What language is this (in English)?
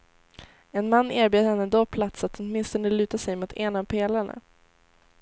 Swedish